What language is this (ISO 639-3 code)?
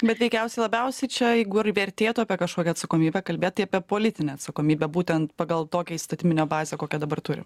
lit